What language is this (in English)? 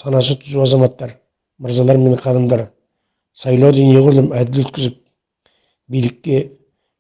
Turkish